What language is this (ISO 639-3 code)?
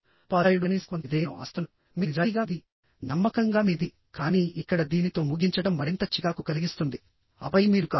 tel